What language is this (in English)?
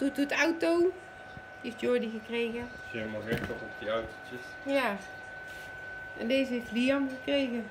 Dutch